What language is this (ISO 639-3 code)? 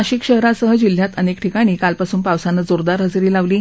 mar